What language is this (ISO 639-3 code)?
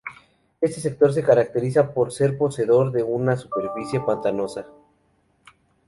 spa